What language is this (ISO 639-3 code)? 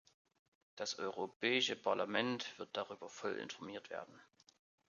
deu